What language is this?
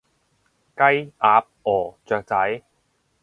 Cantonese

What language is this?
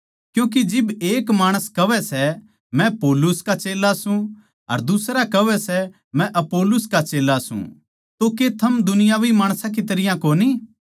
Haryanvi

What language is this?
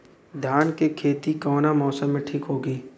Bhojpuri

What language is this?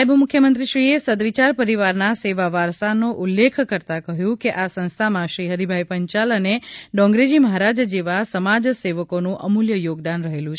Gujarati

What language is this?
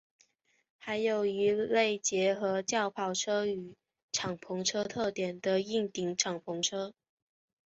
Chinese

